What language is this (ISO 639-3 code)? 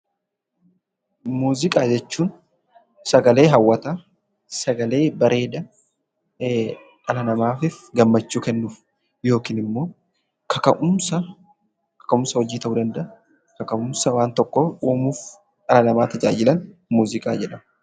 orm